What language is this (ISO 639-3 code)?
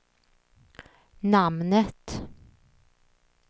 swe